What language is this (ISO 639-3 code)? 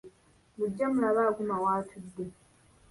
lug